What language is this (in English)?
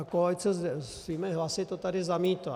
Czech